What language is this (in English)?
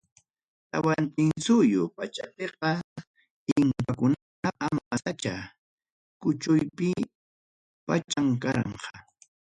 Ayacucho Quechua